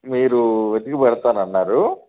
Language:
Telugu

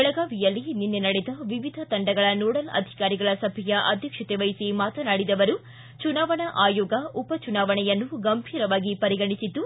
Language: Kannada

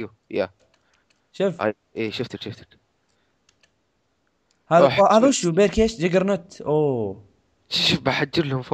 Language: Arabic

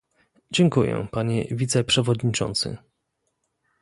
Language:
Polish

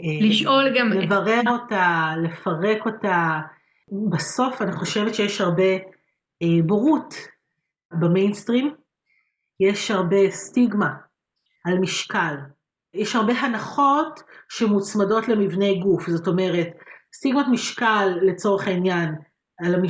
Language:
Hebrew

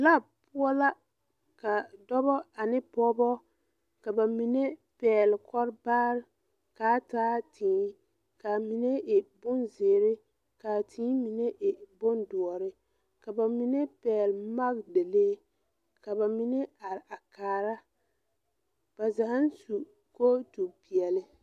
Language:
Southern Dagaare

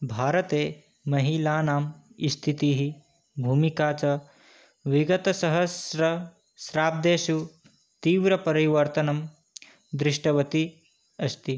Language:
Sanskrit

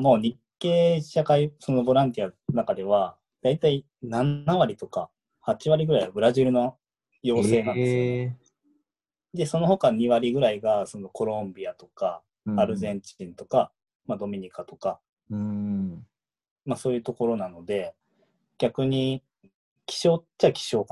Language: Japanese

